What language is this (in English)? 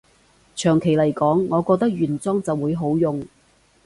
Cantonese